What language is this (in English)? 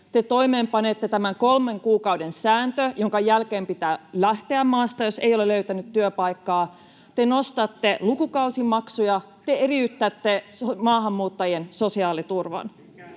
Finnish